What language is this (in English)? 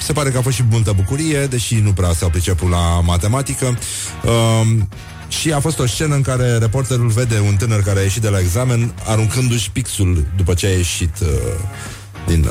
Romanian